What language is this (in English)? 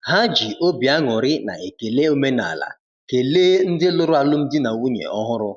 Igbo